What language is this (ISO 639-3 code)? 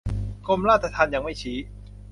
tha